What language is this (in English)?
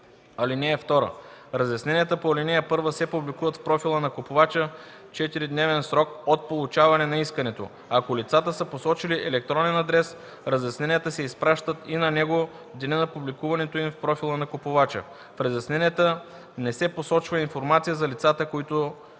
Bulgarian